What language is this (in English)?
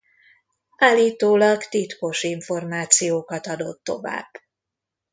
Hungarian